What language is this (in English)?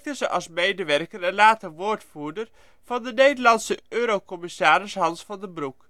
Dutch